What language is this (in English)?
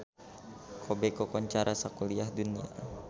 Sundanese